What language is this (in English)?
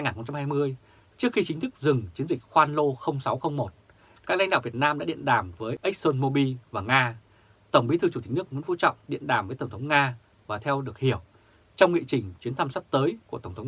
Vietnamese